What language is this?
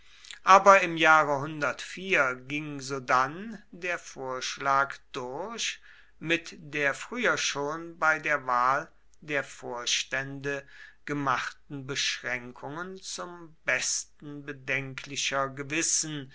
German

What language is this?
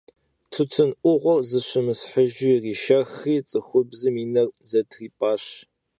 Kabardian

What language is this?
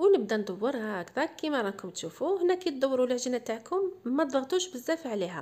Arabic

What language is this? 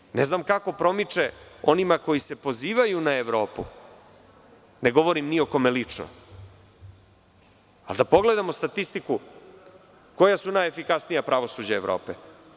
Serbian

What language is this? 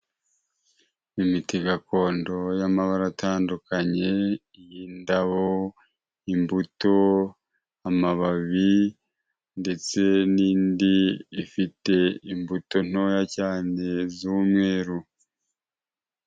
Kinyarwanda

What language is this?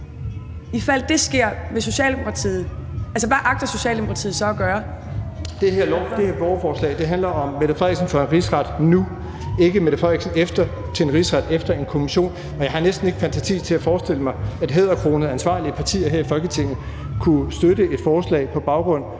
Danish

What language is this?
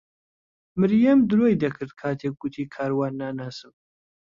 Central Kurdish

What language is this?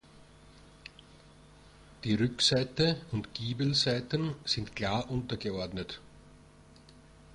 German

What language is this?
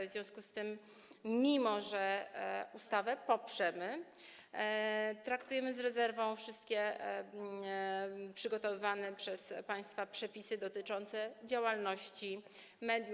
Polish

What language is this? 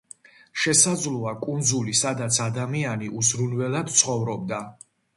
Georgian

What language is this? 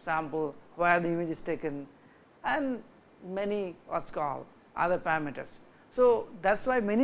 English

